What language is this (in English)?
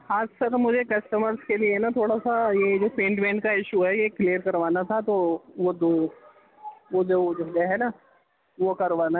Urdu